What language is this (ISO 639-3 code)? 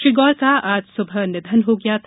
hin